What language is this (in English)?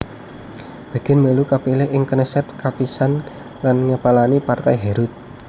Javanese